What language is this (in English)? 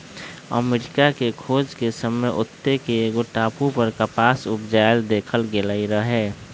Magahi